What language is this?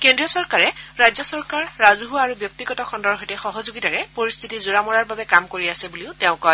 Assamese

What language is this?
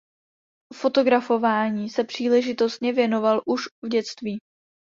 Czech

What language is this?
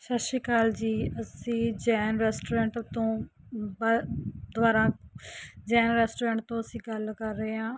Punjabi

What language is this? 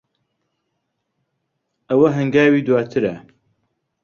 Central Kurdish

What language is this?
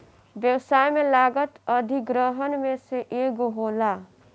Bhojpuri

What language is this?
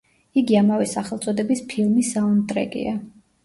Georgian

